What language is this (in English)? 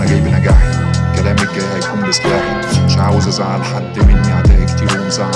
Arabic